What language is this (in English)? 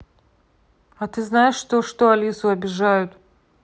Russian